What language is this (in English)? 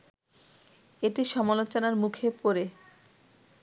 Bangla